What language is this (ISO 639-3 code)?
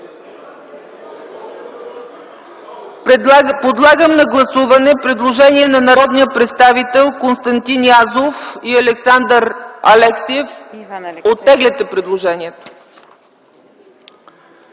bul